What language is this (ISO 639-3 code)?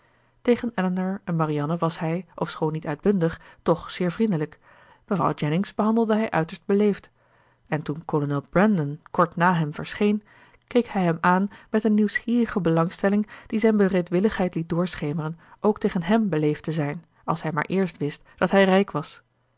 nld